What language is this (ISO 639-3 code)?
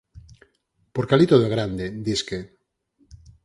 glg